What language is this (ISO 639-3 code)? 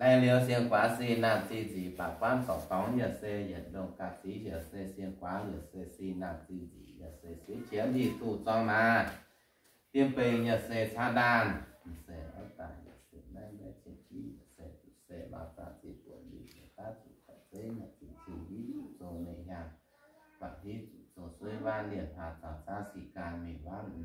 vie